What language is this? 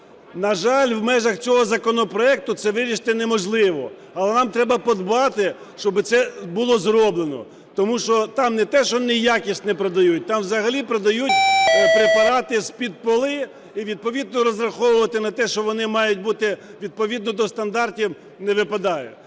Ukrainian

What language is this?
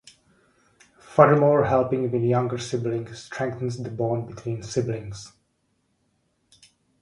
English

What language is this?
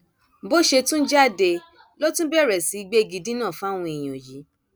Yoruba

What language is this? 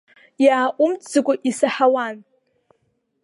Abkhazian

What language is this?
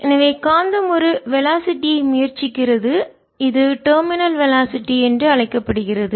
Tamil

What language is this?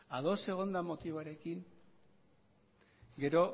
Basque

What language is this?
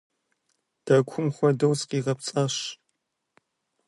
Kabardian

